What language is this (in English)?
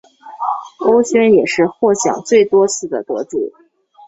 Chinese